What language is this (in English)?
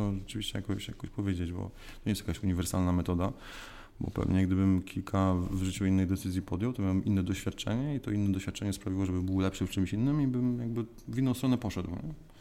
Polish